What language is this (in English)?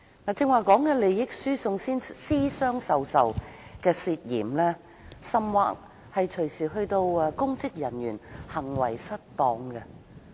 Cantonese